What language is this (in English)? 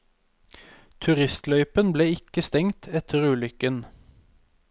Norwegian